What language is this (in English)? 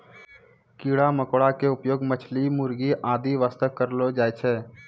Maithili